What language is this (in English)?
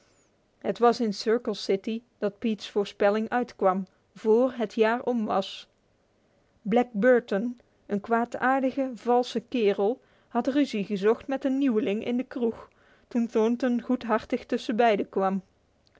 Dutch